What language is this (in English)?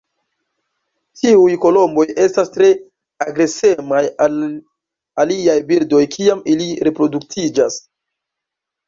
Esperanto